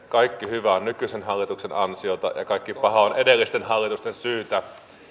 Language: Finnish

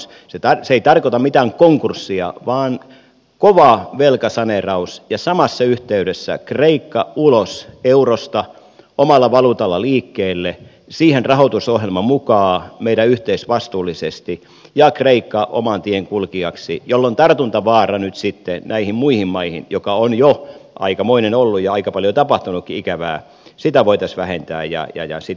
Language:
Finnish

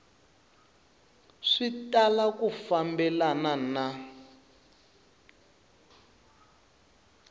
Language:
Tsonga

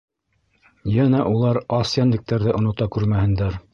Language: Bashkir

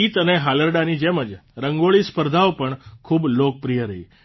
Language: Gujarati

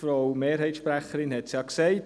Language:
Swiss German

